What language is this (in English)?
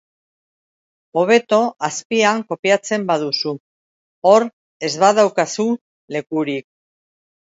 Basque